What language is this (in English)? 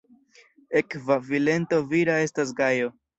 Esperanto